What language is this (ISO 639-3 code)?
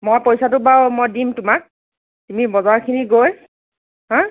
asm